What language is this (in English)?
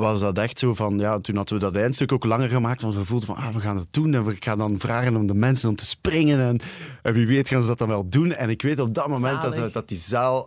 Dutch